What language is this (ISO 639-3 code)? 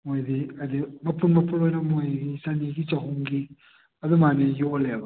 mni